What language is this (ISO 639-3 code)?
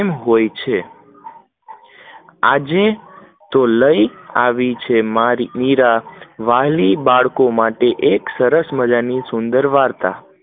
guj